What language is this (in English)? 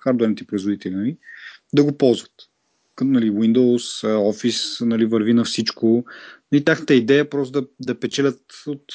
Bulgarian